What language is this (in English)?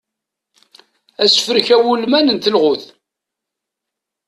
Kabyle